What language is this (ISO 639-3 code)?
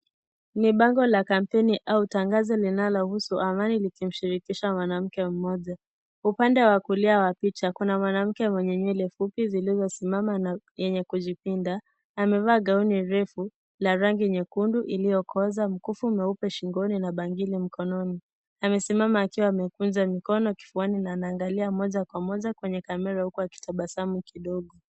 swa